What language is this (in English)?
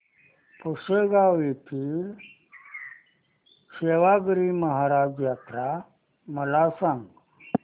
Marathi